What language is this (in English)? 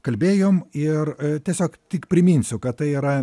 Lithuanian